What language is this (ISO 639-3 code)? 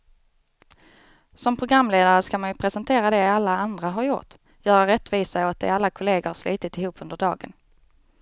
swe